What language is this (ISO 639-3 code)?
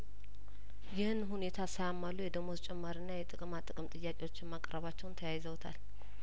amh